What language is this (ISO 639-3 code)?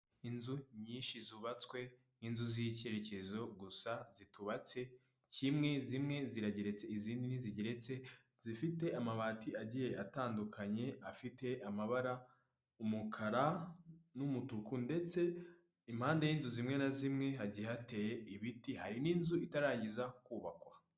kin